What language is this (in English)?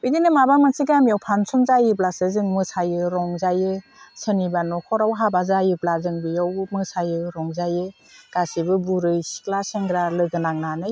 Bodo